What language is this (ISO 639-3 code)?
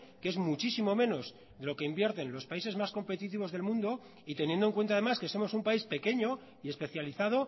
spa